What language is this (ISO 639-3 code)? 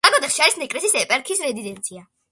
kat